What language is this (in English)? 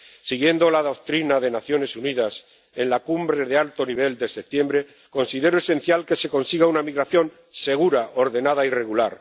Spanish